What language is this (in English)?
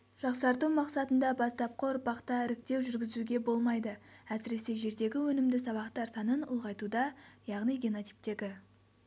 Kazakh